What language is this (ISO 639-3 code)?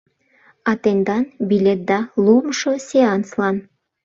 chm